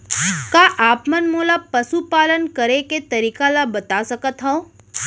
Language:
Chhattisgarhi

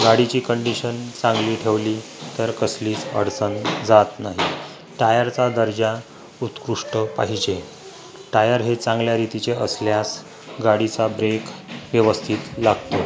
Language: Marathi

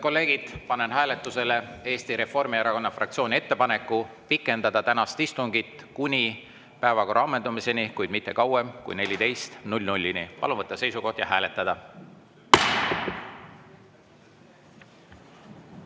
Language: Estonian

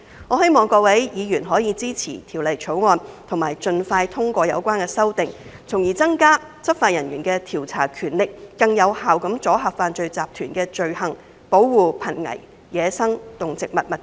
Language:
Cantonese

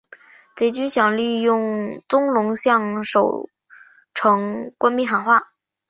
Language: Chinese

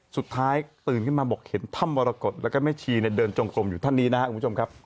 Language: Thai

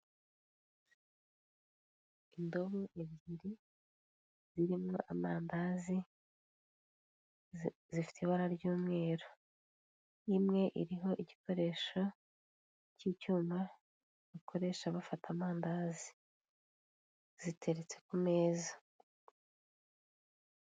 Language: Kinyarwanda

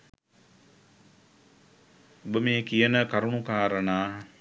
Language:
Sinhala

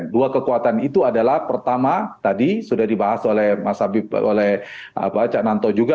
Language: Indonesian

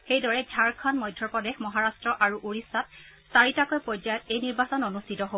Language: Assamese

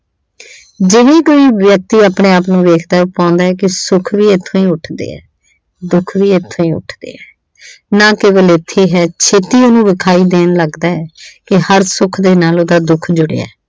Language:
Punjabi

